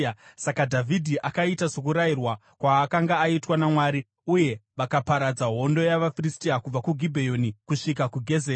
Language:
Shona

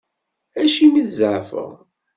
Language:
Kabyle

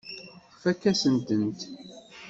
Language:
Kabyle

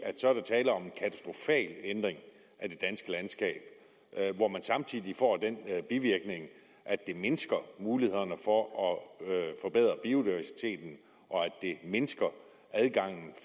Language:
Danish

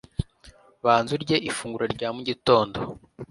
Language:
Kinyarwanda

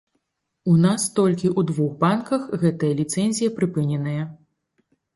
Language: Belarusian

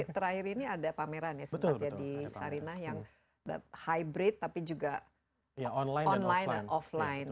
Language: Indonesian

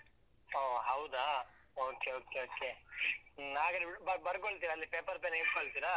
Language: Kannada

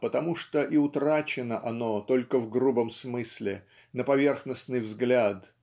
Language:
Russian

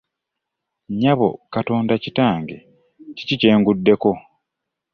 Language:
Ganda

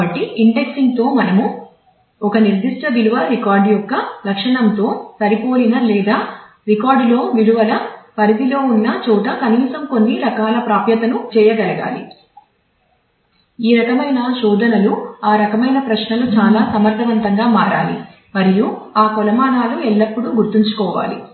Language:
Telugu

